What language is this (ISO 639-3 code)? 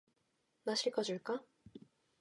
kor